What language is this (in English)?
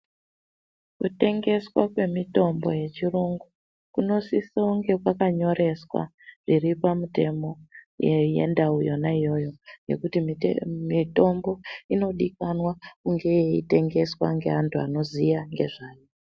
Ndau